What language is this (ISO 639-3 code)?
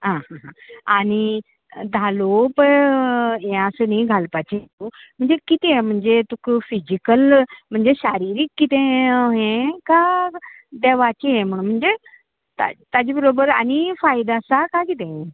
kok